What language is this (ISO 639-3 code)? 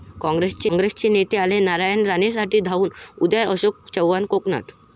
mar